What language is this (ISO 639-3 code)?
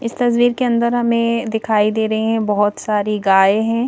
hin